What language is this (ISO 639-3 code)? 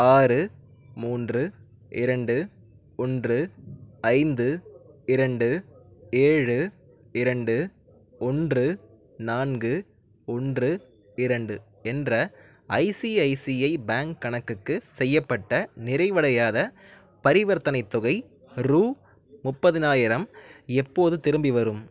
tam